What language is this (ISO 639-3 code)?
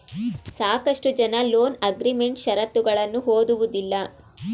kan